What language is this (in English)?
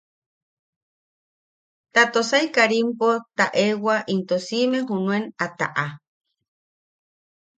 Yaqui